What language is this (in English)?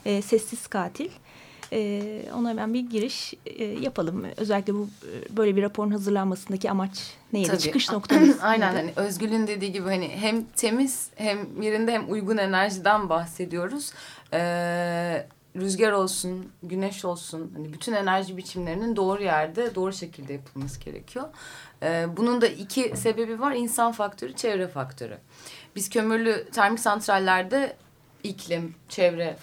Turkish